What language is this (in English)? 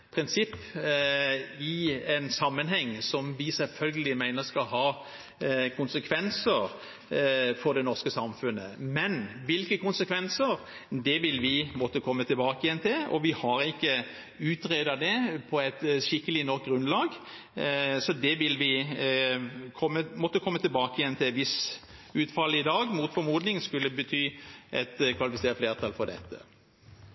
Norwegian Bokmål